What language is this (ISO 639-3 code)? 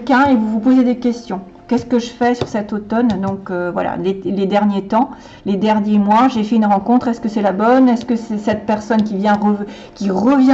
fra